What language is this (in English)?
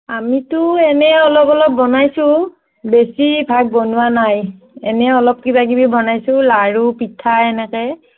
Assamese